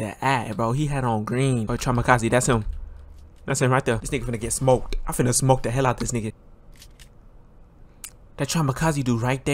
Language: English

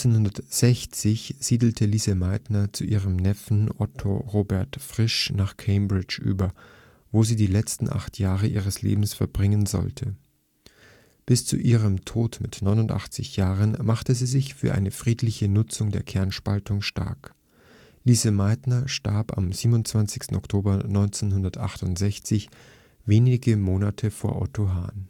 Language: German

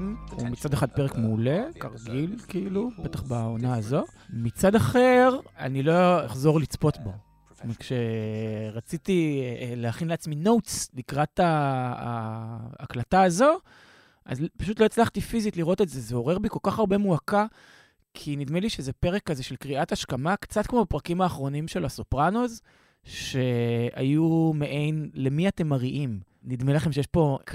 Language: Hebrew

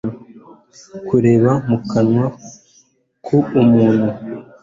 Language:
Kinyarwanda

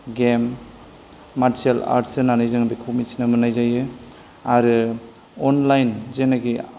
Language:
Bodo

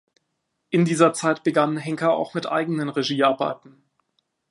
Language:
German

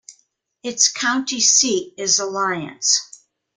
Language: English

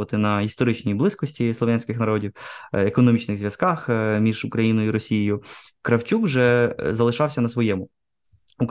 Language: Ukrainian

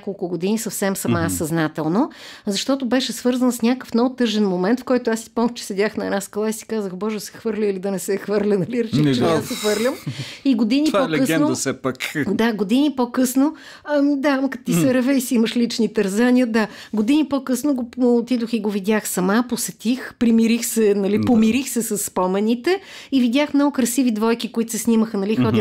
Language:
Bulgarian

